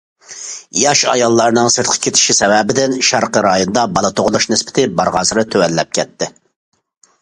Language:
Uyghur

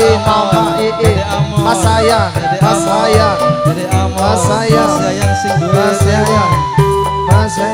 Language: Indonesian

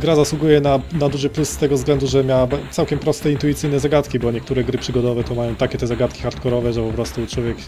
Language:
Polish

